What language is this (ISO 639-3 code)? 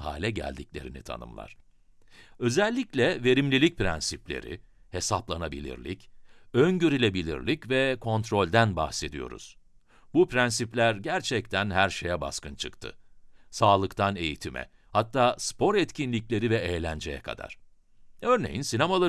tur